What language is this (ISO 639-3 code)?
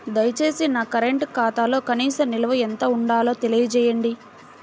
tel